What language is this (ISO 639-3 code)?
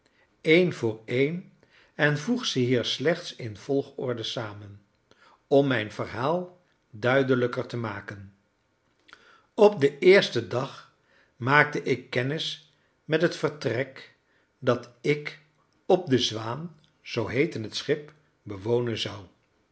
nld